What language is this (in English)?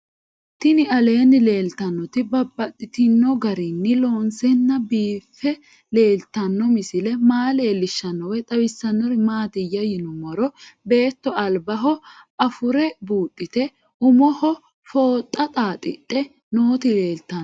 Sidamo